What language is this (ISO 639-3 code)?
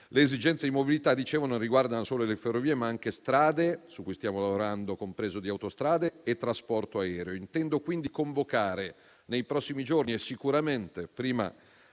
ita